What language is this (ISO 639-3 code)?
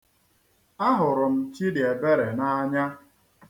ibo